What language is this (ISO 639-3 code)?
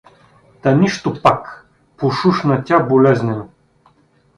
bul